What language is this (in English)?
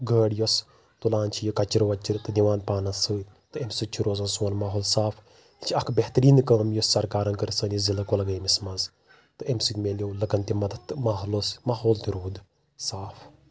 Kashmiri